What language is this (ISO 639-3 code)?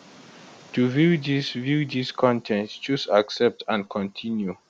pcm